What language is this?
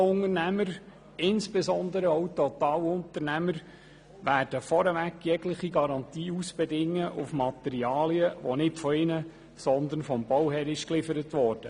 Swiss German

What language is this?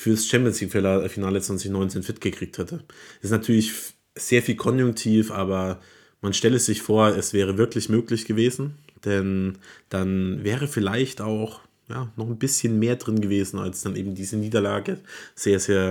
German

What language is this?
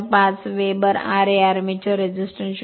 Marathi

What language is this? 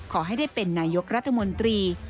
Thai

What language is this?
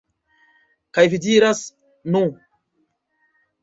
Esperanto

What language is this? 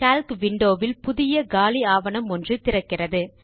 Tamil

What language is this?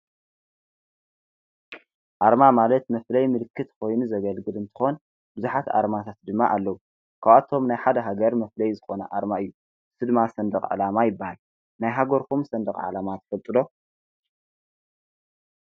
Tigrinya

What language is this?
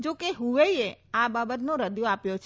Gujarati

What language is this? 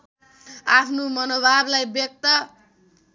Nepali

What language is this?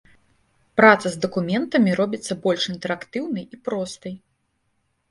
Belarusian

